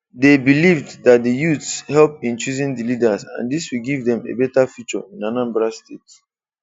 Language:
Igbo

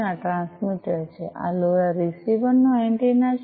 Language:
Gujarati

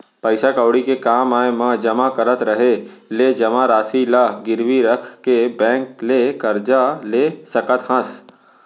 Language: Chhattisgarhi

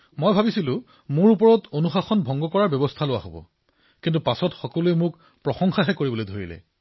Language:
Assamese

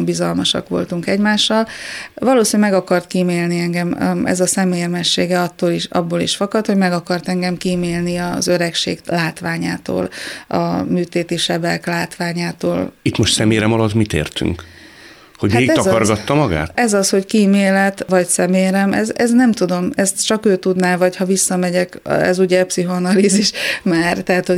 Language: Hungarian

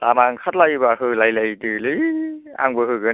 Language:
Bodo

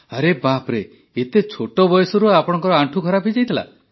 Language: Odia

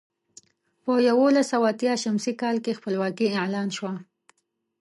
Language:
Pashto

